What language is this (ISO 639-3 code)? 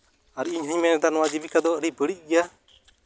sat